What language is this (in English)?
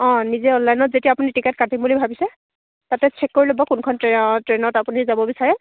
Assamese